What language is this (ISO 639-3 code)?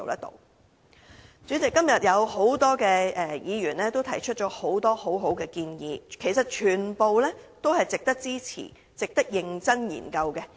yue